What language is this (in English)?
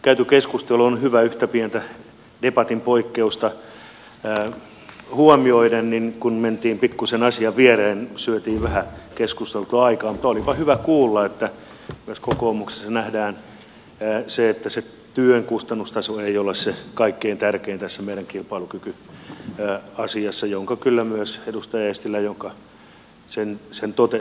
Finnish